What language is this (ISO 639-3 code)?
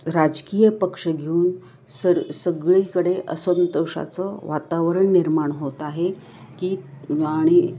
mar